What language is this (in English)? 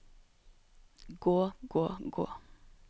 Norwegian